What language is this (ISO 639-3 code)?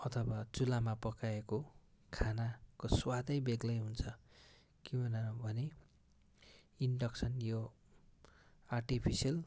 nep